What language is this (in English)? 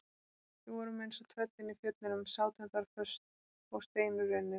Icelandic